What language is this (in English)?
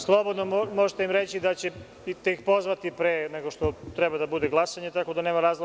Serbian